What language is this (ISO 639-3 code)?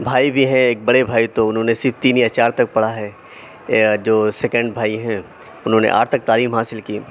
urd